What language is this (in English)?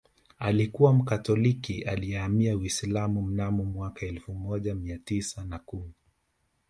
Swahili